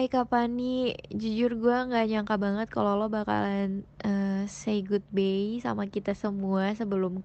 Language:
Indonesian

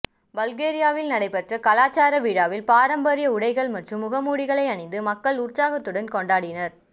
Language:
Tamil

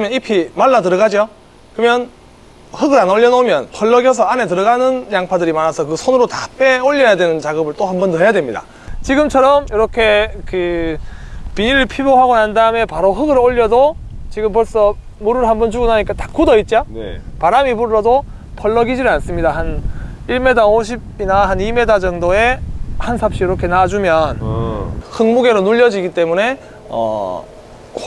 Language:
Korean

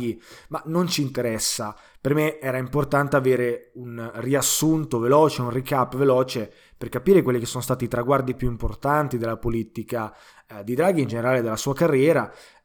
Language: Italian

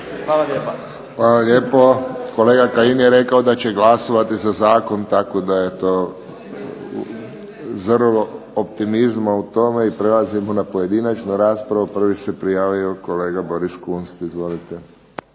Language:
Croatian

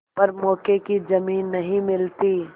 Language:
Hindi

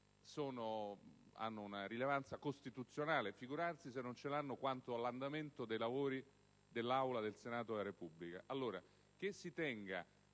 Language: Italian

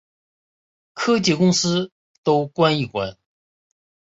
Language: Chinese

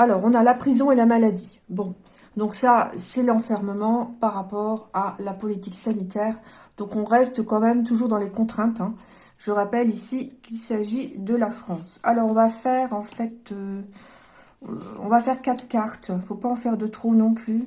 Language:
French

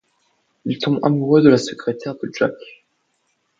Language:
French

